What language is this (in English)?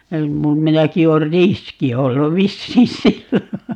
Finnish